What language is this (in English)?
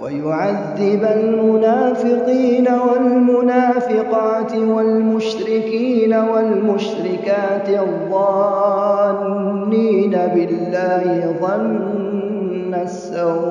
Arabic